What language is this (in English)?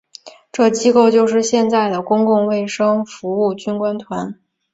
Chinese